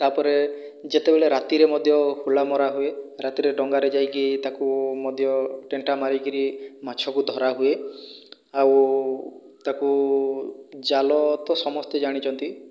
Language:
Odia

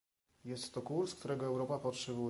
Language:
Polish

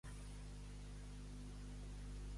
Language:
Catalan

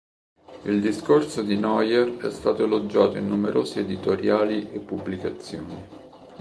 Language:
Italian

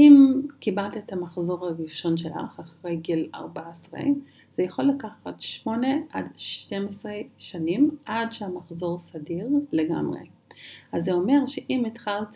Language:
Hebrew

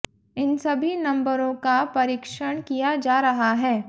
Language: Hindi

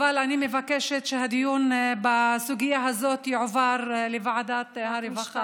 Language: Hebrew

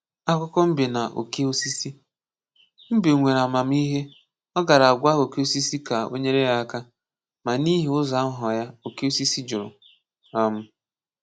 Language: Igbo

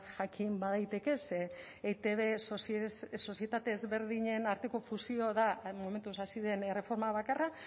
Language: Basque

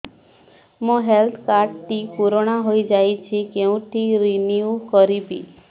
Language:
Odia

